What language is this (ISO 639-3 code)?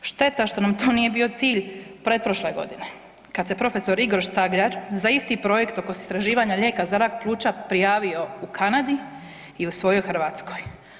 hrv